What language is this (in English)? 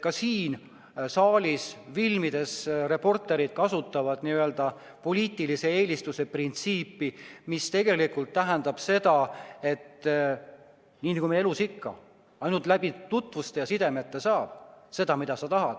Estonian